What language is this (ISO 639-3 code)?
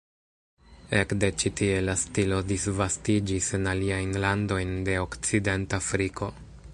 epo